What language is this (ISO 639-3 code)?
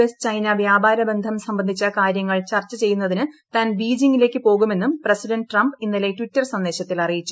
mal